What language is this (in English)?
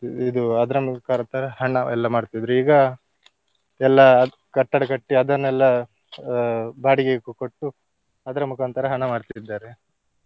Kannada